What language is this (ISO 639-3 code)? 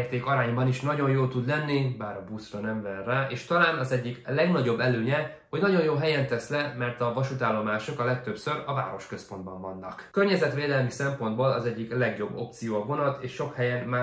hun